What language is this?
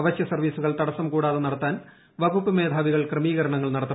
Malayalam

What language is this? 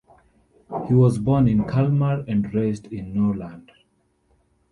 English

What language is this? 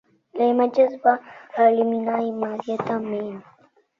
Catalan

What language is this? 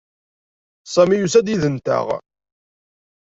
Kabyle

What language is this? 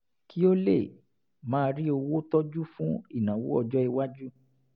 Yoruba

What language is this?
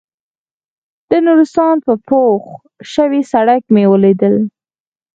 Pashto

